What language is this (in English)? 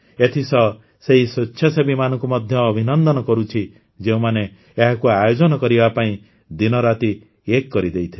Odia